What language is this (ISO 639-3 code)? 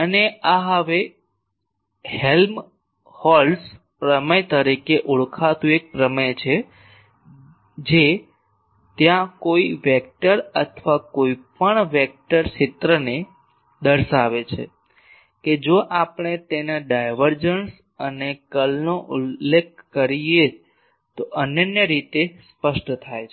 guj